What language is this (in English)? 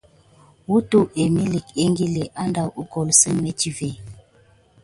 Gidar